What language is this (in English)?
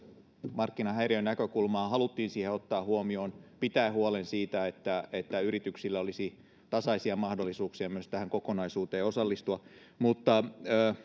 Finnish